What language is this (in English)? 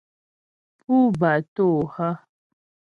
Ghomala